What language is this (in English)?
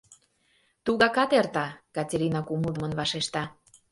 Mari